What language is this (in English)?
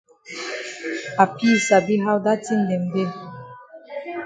Cameroon Pidgin